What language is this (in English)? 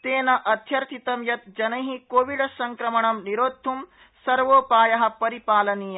Sanskrit